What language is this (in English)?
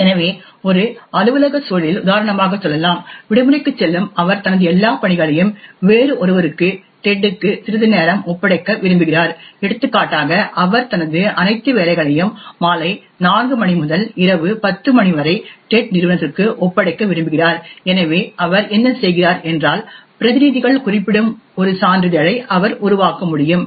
Tamil